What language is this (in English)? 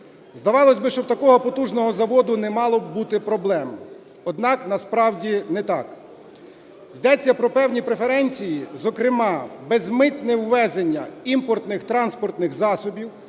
Ukrainian